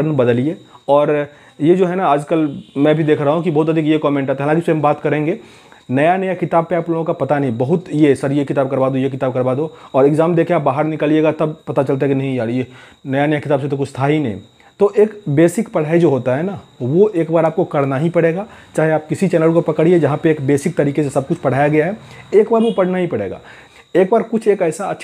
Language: Hindi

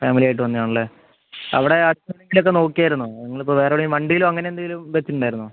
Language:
Malayalam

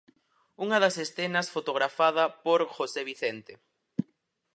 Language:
Galician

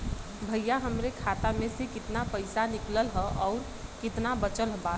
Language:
Bhojpuri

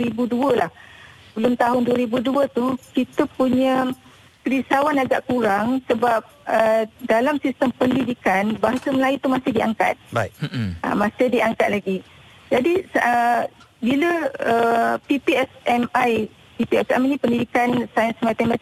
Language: Malay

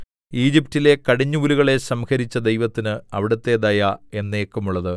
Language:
Malayalam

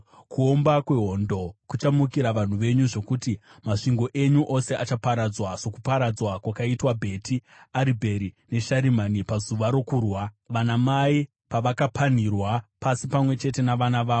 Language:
Shona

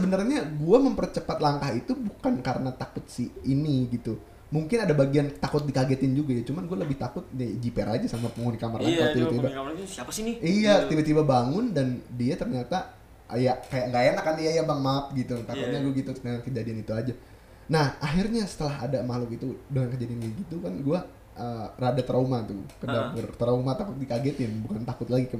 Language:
Indonesian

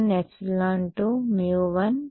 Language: Telugu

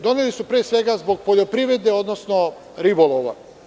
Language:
Serbian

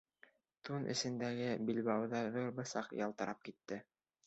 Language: Bashkir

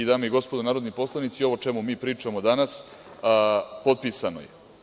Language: Serbian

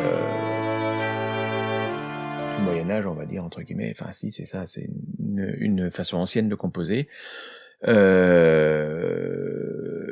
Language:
French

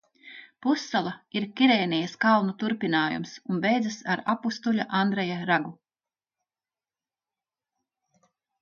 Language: Latvian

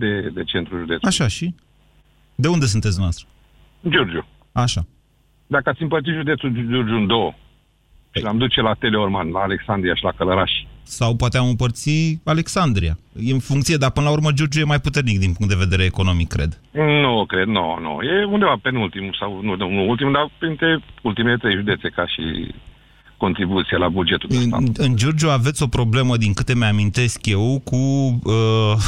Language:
Romanian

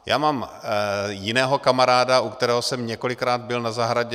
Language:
Czech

